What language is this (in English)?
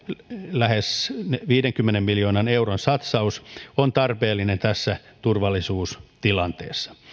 Finnish